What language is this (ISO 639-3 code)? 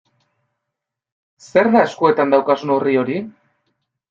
eus